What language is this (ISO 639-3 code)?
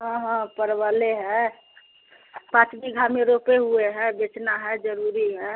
hin